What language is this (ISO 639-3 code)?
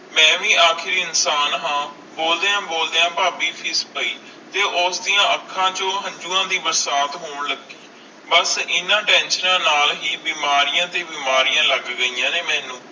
pan